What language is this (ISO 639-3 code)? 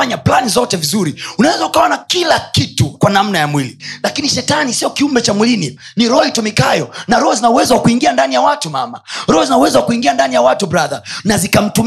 swa